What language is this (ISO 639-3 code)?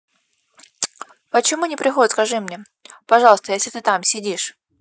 rus